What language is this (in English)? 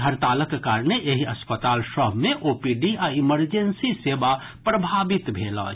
Maithili